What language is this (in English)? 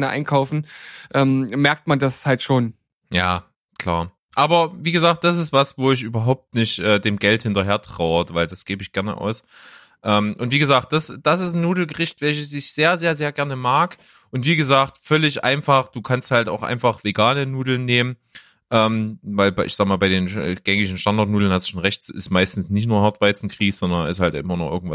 German